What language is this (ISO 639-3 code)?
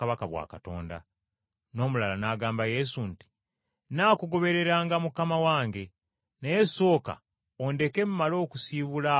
lug